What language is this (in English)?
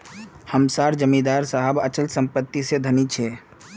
Magahi